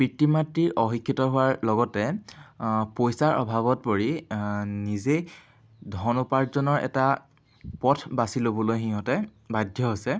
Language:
Assamese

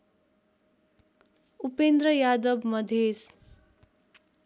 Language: Nepali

